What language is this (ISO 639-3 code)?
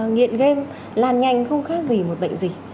vie